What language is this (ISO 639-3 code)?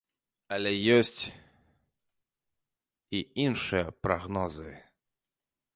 bel